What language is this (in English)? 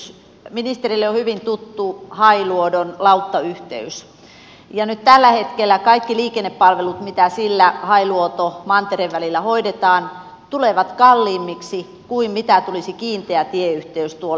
Finnish